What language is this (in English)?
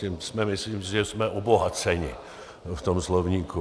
Czech